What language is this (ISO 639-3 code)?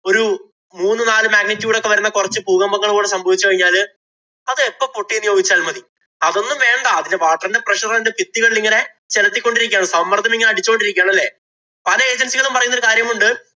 mal